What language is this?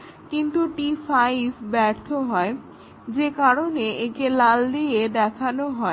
Bangla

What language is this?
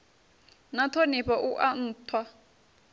Venda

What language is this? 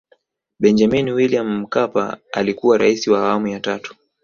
Swahili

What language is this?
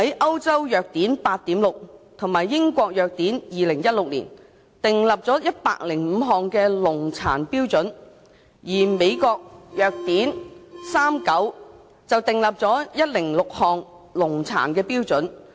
Cantonese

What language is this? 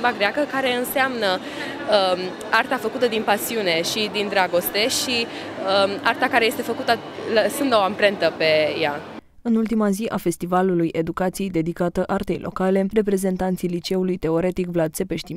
Romanian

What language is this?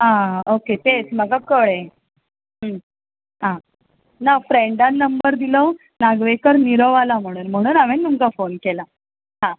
Konkani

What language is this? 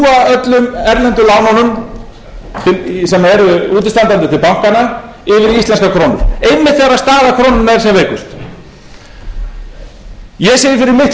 Icelandic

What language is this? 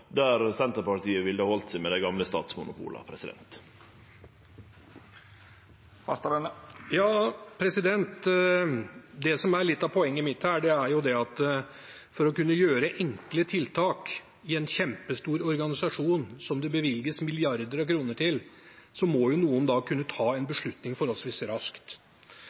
Norwegian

